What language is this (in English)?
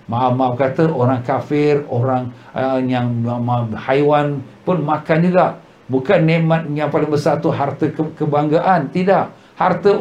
Malay